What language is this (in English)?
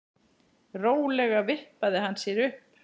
Icelandic